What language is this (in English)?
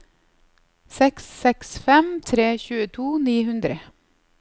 Norwegian